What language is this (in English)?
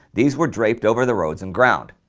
English